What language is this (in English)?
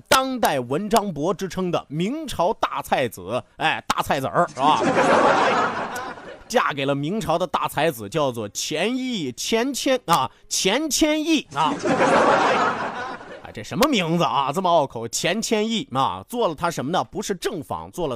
Chinese